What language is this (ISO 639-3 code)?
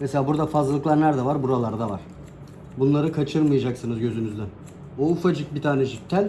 tur